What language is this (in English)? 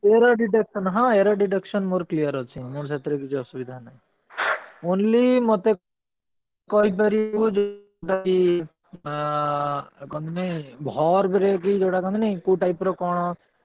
Odia